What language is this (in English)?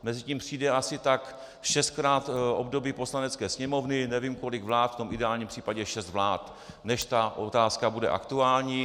Czech